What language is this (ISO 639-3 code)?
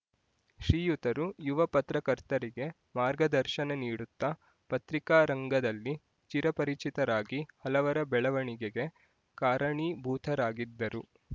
kan